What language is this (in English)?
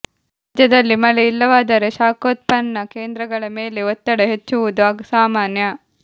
Kannada